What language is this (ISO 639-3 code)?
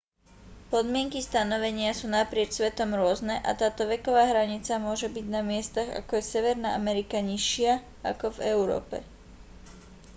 slk